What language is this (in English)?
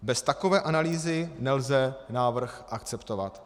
Czech